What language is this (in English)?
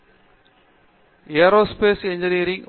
Tamil